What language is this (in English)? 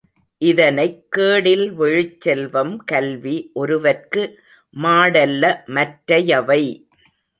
Tamil